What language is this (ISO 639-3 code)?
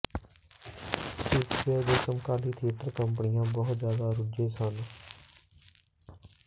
pan